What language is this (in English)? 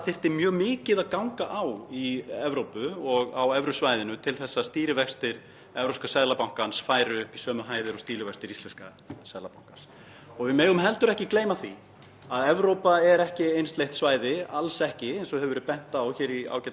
Icelandic